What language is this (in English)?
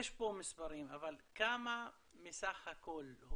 Hebrew